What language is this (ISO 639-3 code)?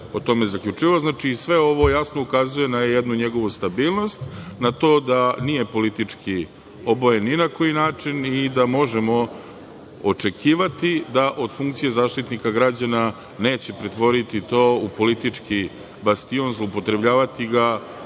srp